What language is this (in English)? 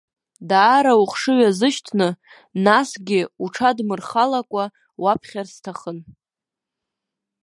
Abkhazian